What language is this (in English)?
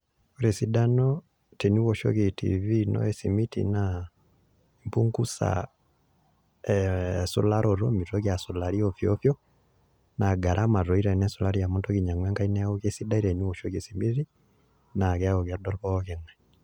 Masai